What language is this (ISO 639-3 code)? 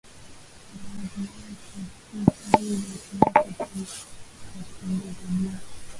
swa